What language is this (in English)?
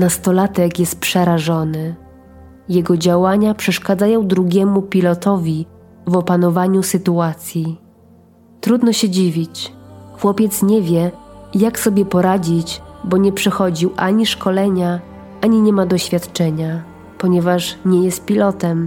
Polish